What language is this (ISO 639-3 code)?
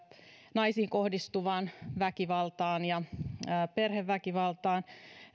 fin